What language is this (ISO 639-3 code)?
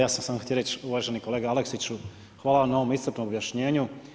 hrv